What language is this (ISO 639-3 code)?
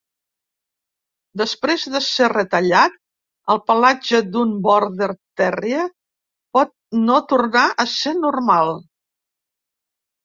cat